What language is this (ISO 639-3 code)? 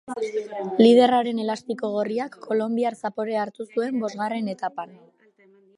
eus